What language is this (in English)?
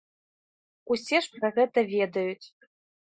Belarusian